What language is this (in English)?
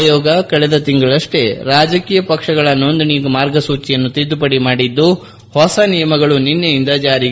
Kannada